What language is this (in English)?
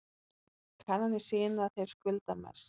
Icelandic